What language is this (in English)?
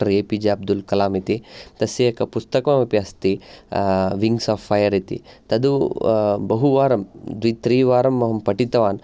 Sanskrit